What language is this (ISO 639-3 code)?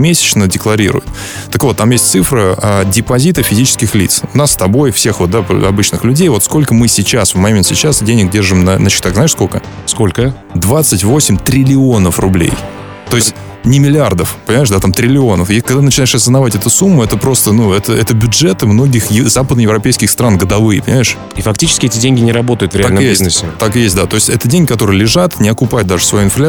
rus